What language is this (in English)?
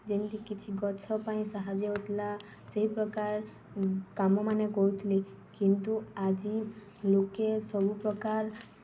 Odia